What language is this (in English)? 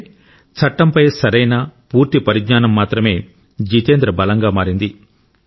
Telugu